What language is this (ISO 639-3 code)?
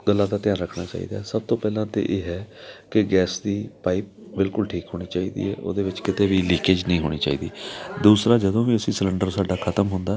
pan